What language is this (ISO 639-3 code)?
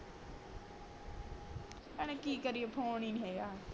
pan